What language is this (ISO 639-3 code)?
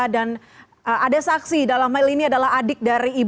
ind